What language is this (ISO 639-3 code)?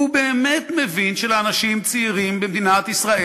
heb